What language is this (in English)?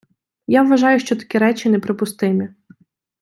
Ukrainian